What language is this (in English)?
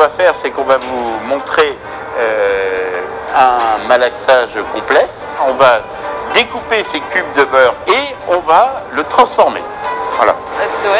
Malay